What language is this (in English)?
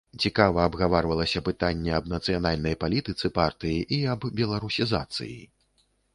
Belarusian